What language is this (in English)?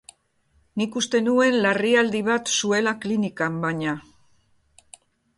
Basque